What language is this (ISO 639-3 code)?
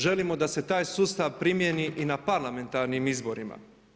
hrv